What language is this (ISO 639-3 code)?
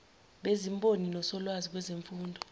zul